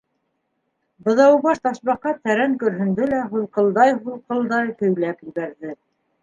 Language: Bashkir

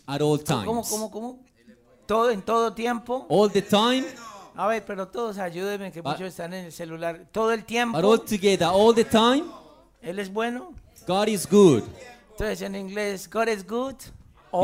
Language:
Spanish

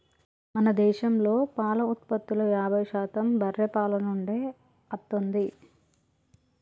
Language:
Telugu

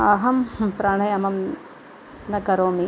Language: Sanskrit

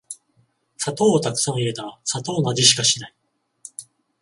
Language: Japanese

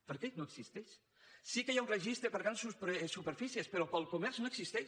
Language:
Catalan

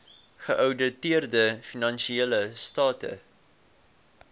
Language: Afrikaans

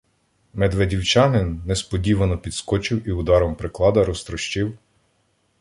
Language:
Ukrainian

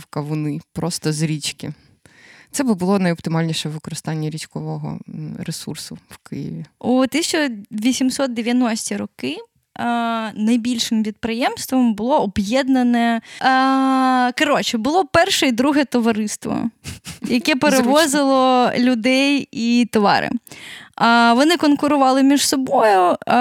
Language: Ukrainian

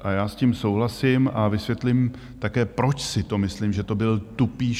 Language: Czech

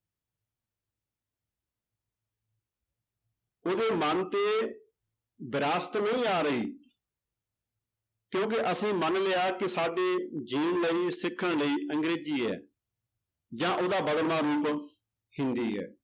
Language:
Punjabi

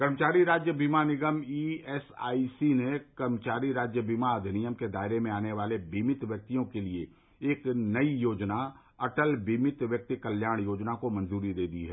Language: Hindi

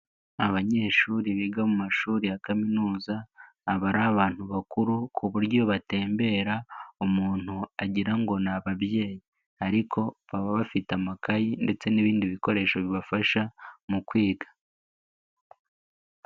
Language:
Kinyarwanda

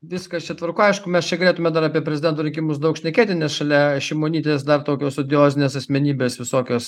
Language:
Lithuanian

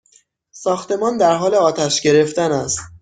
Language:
Persian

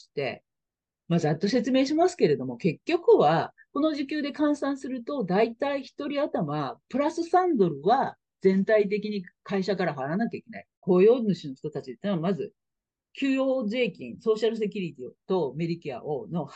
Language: Japanese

